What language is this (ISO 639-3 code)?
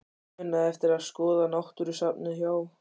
isl